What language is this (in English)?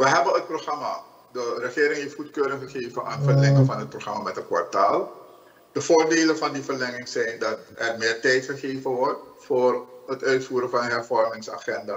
Dutch